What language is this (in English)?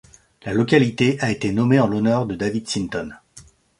French